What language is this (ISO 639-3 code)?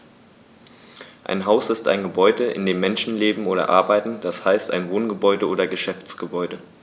deu